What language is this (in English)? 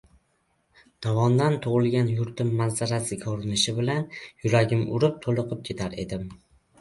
Uzbek